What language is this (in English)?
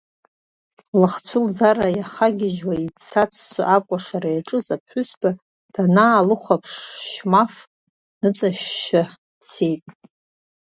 Abkhazian